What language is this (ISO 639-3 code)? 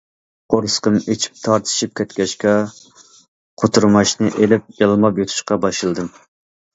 uig